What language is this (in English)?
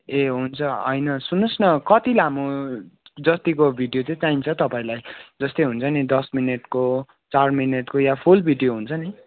Nepali